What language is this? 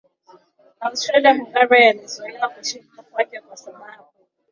Swahili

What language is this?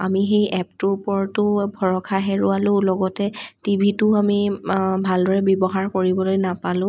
Assamese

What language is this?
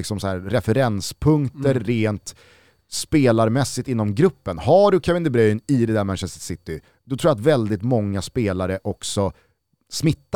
Swedish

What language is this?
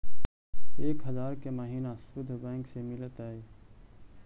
Magahi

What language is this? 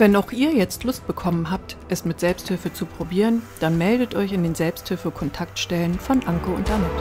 German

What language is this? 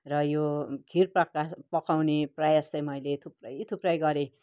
Nepali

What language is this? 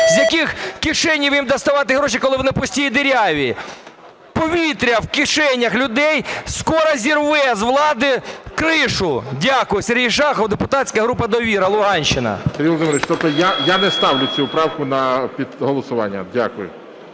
Ukrainian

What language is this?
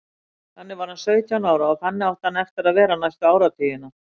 Icelandic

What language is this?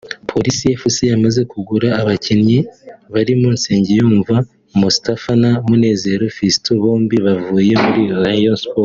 Kinyarwanda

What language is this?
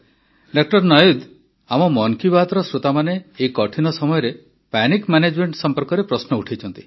Odia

